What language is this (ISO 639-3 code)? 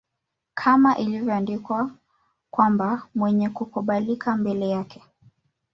swa